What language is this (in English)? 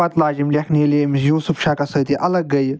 Kashmiri